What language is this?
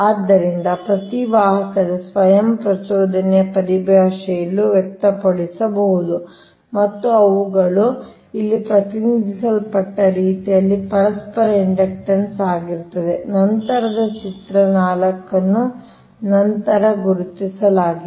Kannada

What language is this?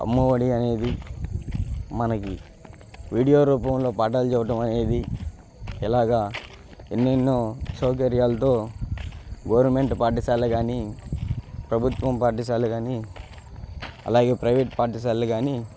Telugu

